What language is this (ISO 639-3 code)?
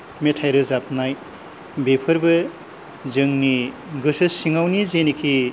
brx